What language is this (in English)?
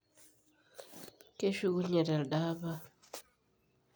Masai